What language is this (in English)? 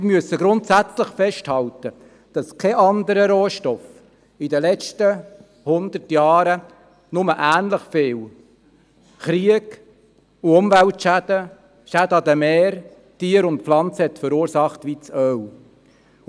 Swiss German